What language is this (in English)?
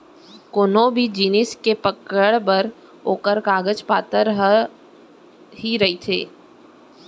Chhattisgarhi